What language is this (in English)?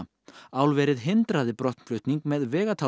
Icelandic